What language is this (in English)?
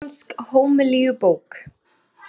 Icelandic